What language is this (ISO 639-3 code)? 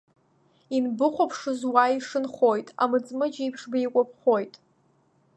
abk